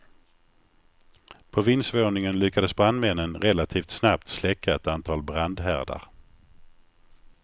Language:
Swedish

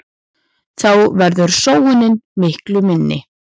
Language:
Icelandic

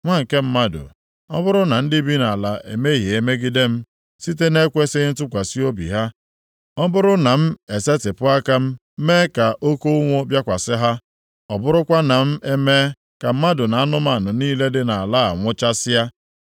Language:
Igbo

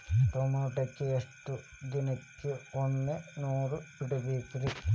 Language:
Kannada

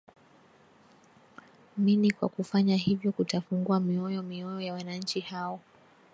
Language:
Swahili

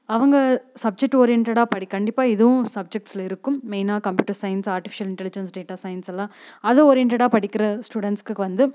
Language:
Tamil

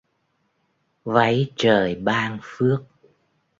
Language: Vietnamese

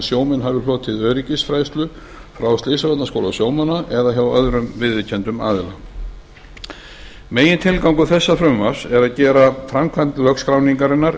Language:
Icelandic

